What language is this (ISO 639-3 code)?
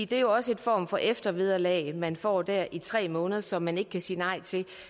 dan